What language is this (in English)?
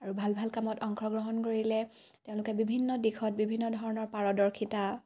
Assamese